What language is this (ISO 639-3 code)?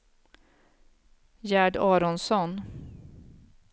swe